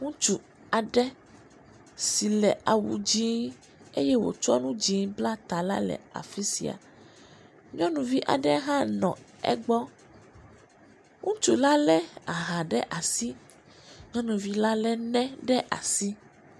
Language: Ewe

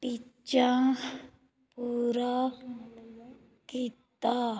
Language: Punjabi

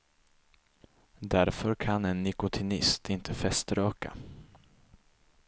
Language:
Swedish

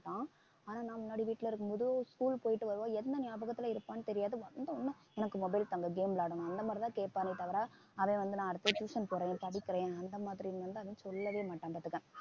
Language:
Tamil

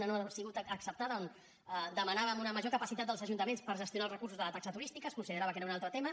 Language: Catalan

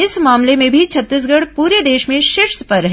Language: Hindi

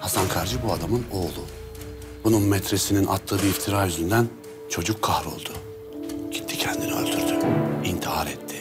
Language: Turkish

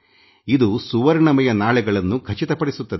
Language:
Kannada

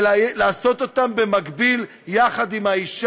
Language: Hebrew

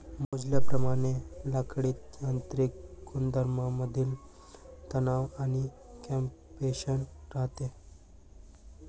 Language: Marathi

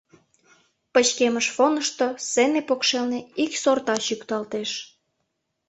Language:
Mari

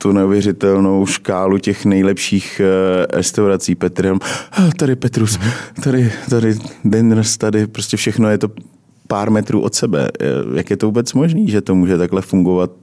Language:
Czech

